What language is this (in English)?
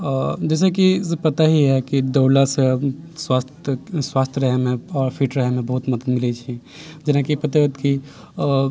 Maithili